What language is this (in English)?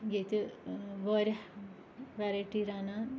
Kashmiri